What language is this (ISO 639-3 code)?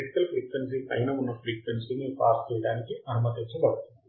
tel